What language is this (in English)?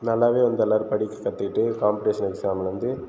Tamil